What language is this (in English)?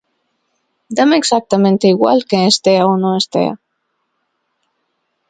Galician